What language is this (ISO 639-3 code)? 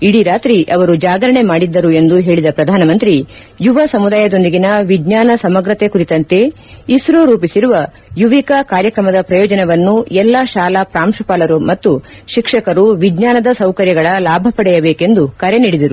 kan